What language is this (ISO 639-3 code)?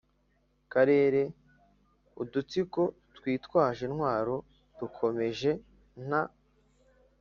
kin